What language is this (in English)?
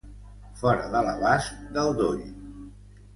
Catalan